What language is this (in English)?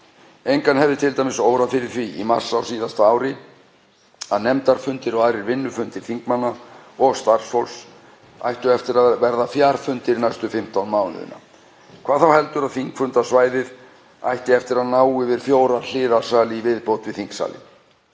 Icelandic